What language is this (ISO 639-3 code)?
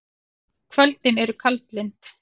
isl